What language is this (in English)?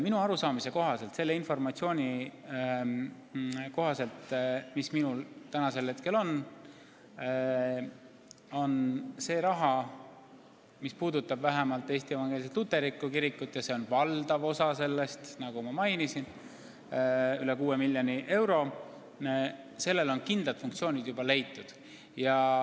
Estonian